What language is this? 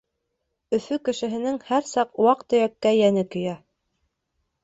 Bashkir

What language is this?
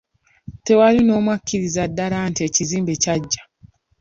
Ganda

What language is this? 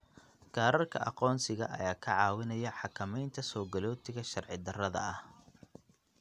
Somali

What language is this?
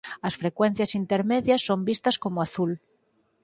Galician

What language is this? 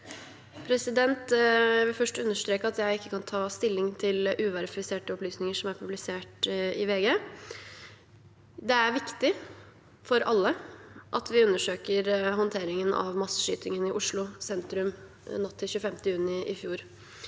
Norwegian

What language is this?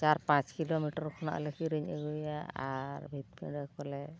Santali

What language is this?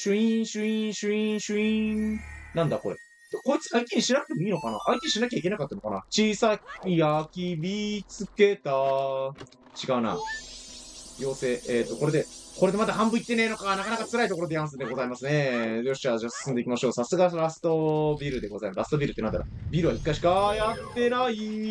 Japanese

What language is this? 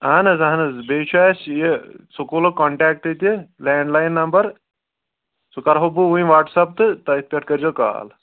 Kashmiri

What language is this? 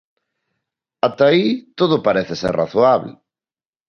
Galician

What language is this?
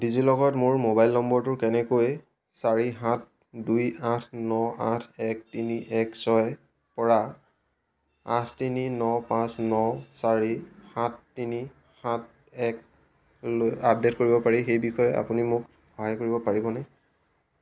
Assamese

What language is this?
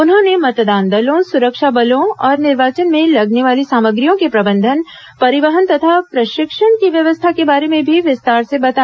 Hindi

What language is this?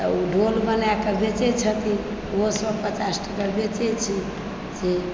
Maithili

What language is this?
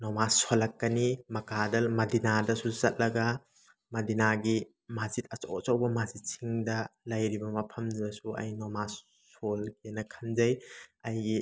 Manipuri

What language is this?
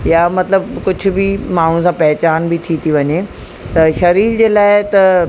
Sindhi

